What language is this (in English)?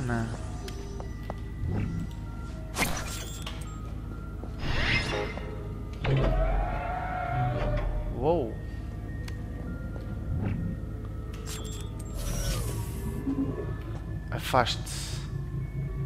Portuguese